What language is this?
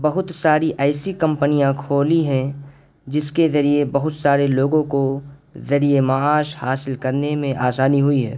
Urdu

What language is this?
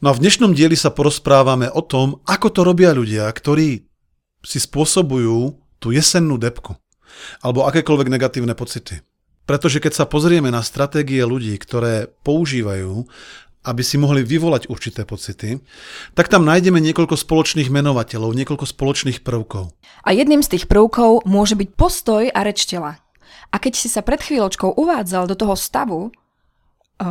Slovak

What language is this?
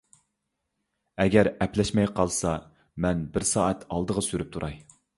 Uyghur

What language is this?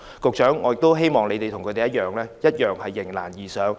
Cantonese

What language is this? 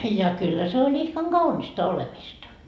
Finnish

